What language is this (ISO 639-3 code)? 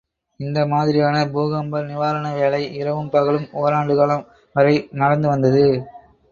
tam